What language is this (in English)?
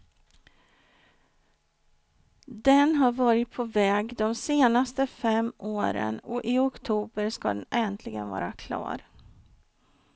Swedish